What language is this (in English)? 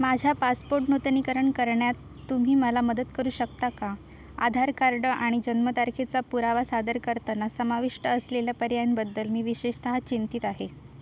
Marathi